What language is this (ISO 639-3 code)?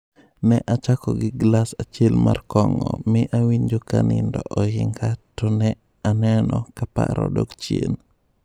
luo